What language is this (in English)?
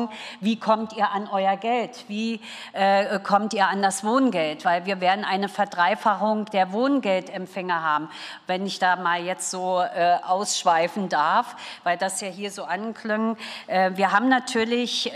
German